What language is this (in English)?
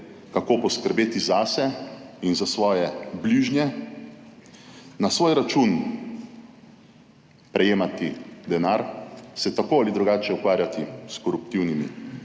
Slovenian